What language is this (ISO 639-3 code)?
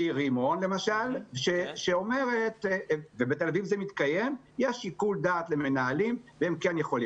heb